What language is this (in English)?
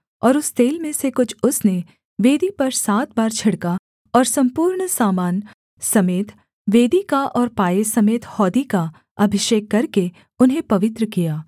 Hindi